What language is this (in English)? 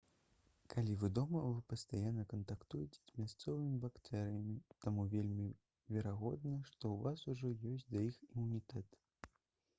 Belarusian